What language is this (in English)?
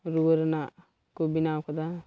Santali